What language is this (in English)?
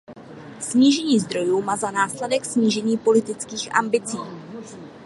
Czech